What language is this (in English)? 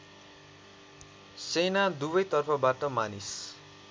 Nepali